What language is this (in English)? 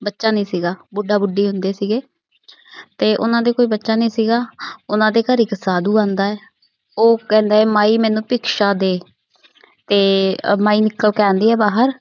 Punjabi